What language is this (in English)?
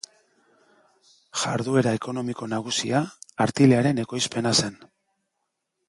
Basque